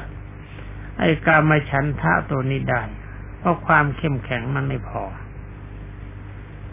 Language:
Thai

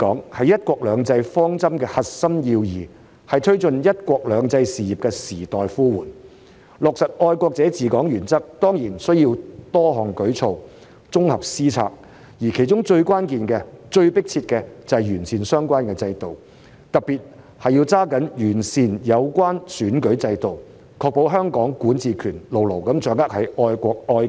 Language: Cantonese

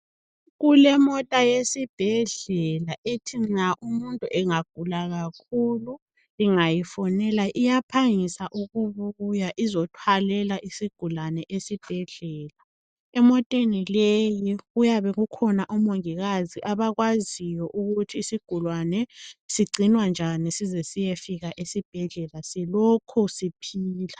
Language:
North Ndebele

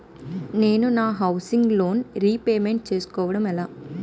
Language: Telugu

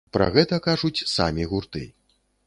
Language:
Belarusian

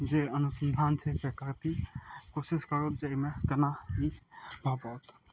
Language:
Maithili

